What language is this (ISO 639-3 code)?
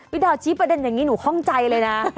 tha